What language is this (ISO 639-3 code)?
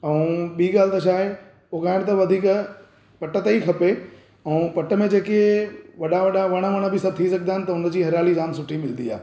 snd